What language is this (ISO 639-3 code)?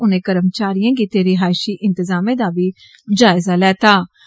doi